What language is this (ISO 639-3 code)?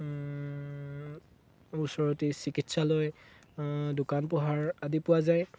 asm